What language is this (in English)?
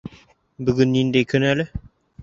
Bashkir